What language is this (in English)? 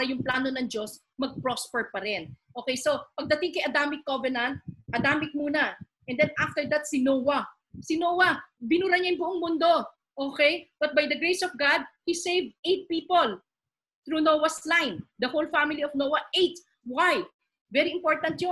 Filipino